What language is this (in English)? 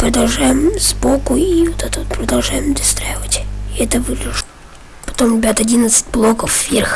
Russian